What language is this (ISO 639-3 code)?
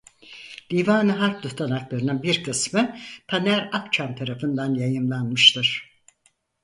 tur